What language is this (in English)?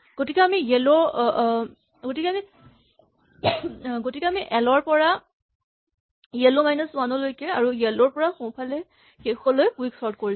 Assamese